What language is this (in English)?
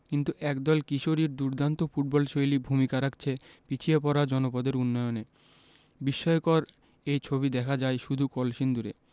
Bangla